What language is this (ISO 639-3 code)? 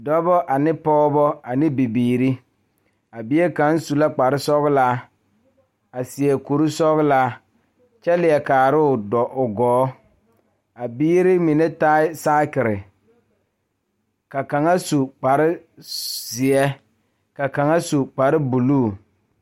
dga